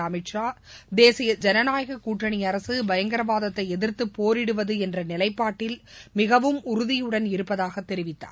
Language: Tamil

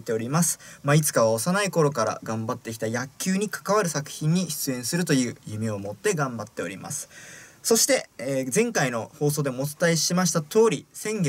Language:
Japanese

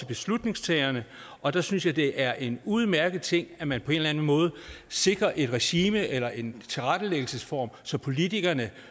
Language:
Danish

